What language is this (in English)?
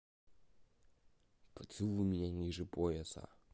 Russian